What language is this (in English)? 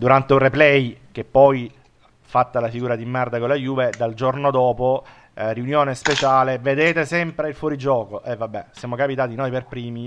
Italian